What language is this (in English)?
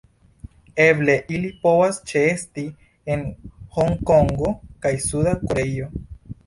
Esperanto